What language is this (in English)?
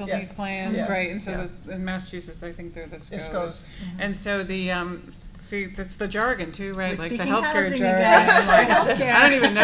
English